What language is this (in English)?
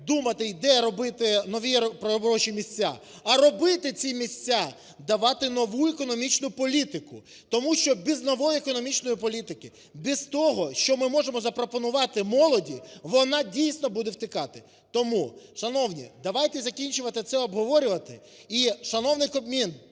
Ukrainian